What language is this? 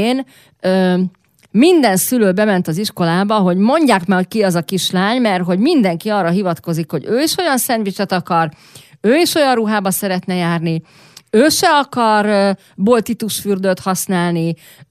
Hungarian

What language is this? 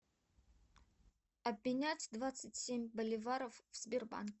Russian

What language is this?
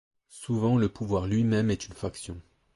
French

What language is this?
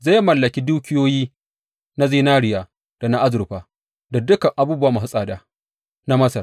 Hausa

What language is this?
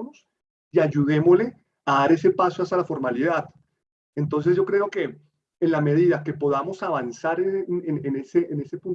Spanish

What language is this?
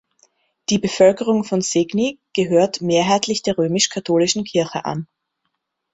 German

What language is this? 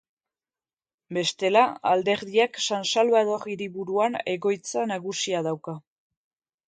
Basque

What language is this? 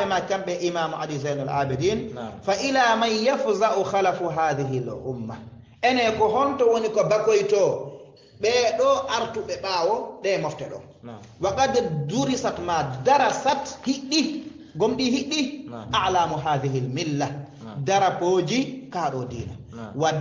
Arabic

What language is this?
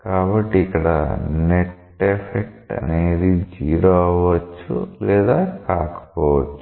Telugu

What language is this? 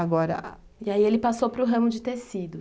Portuguese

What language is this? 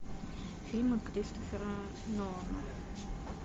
Russian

